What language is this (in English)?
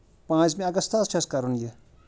Kashmiri